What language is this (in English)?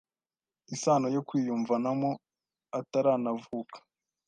Kinyarwanda